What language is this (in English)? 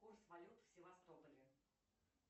Russian